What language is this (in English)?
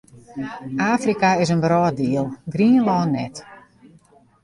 Western Frisian